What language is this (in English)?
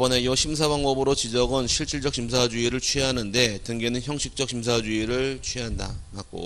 Korean